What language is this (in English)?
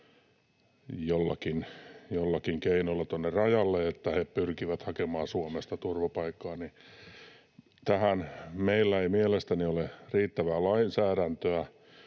Finnish